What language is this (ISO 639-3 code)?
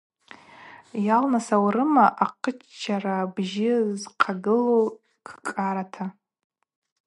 abq